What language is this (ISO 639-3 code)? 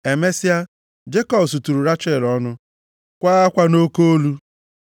ibo